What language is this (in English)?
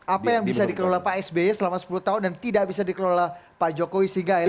Indonesian